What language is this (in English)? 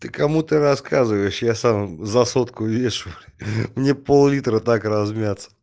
Russian